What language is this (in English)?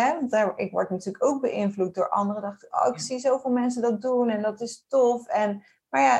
Dutch